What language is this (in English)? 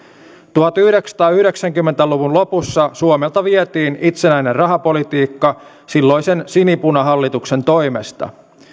Finnish